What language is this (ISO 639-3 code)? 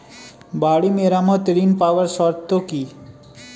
ben